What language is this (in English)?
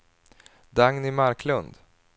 Swedish